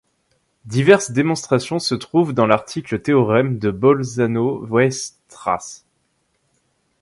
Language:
French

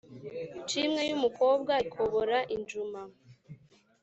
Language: Kinyarwanda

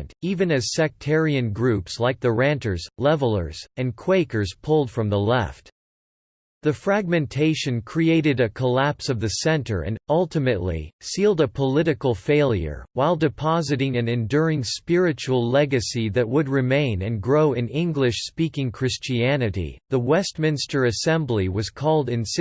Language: English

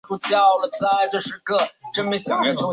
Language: Chinese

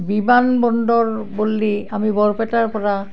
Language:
Assamese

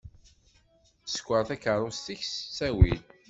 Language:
Kabyle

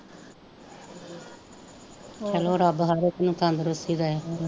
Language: Punjabi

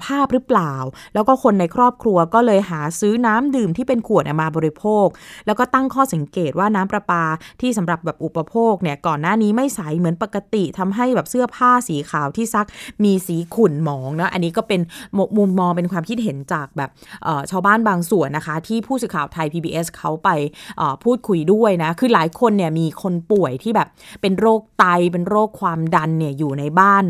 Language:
Thai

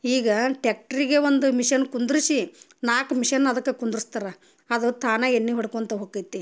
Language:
Kannada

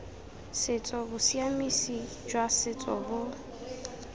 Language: Tswana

